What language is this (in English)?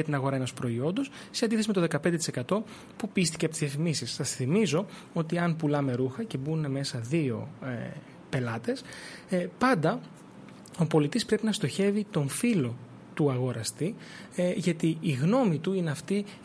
Greek